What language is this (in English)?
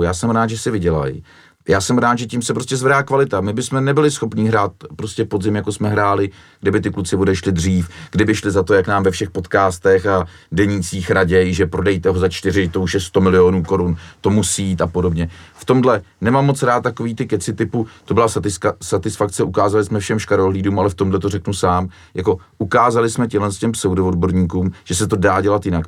Czech